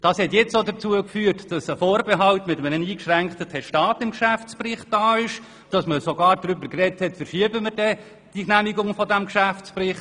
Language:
Swiss German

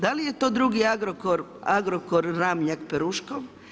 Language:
Croatian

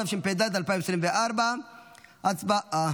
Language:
Hebrew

